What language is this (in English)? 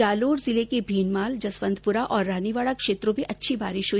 Hindi